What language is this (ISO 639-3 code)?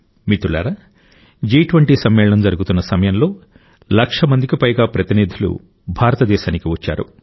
tel